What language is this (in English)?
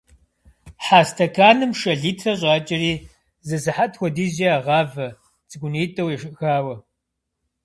Kabardian